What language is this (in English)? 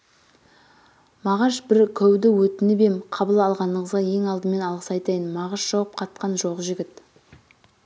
Kazakh